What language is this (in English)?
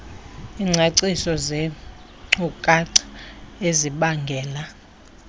Xhosa